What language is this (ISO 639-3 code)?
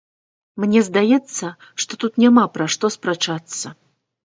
bel